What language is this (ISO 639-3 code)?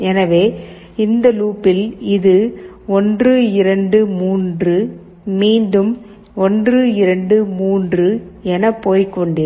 tam